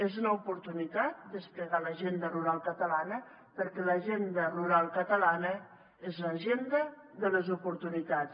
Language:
Catalan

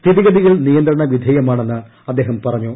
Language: Malayalam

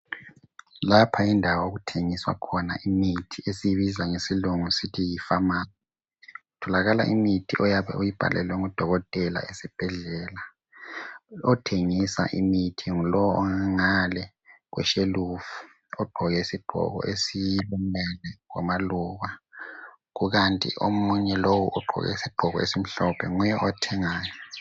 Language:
North Ndebele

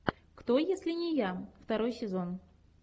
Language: Russian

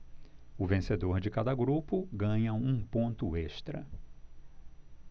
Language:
Portuguese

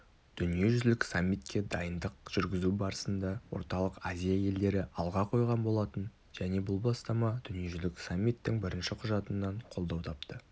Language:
Kazakh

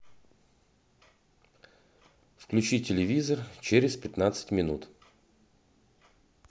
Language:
Russian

